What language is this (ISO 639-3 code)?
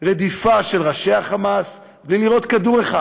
heb